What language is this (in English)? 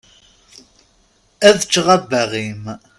Kabyle